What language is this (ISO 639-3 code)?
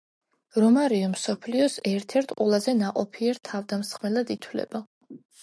kat